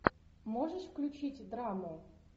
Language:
Russian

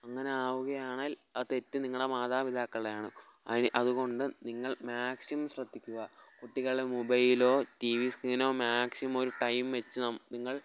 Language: Malayalam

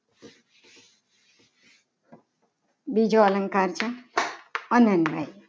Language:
Gujarati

